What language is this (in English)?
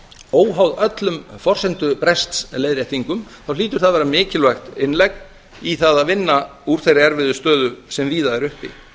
Icelandic